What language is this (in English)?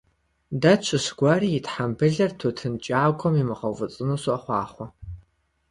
Kabardian